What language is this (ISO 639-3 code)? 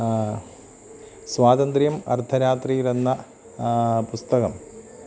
mal